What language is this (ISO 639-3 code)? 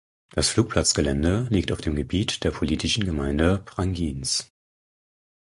deu